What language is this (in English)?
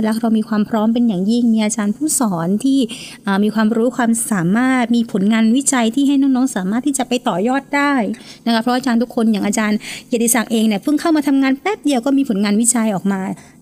Thai